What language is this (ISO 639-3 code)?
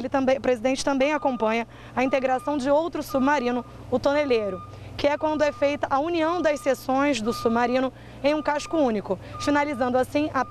por